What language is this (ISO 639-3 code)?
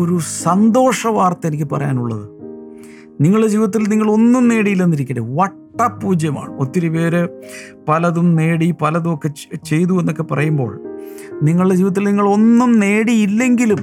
mal